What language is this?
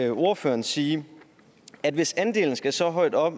Danish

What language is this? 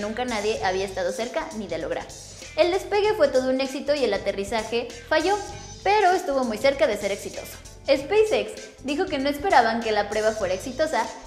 Spanish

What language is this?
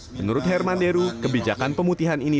Indonesian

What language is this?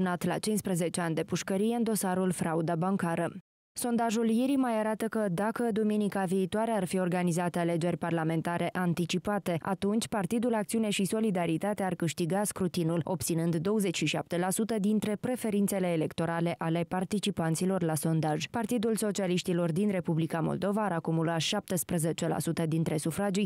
Romanian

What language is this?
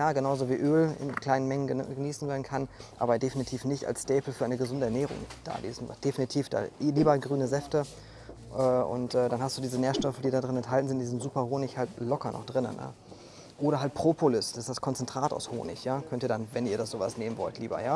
German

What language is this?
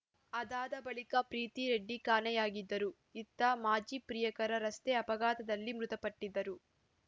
Kannada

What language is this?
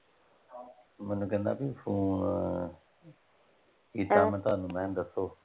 Punjabi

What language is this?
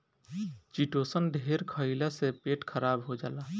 Bhojpuri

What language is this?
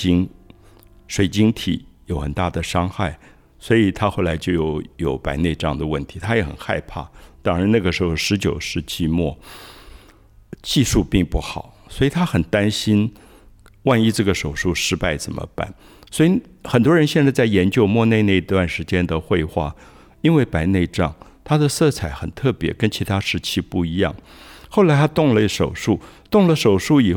Chinese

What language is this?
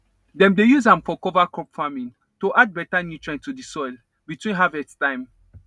Nigerian Pidgin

